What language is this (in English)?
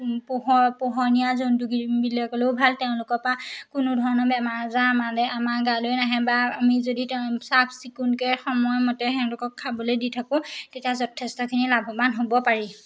Assamese